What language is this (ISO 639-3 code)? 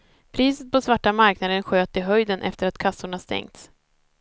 swe